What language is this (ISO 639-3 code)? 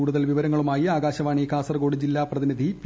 mal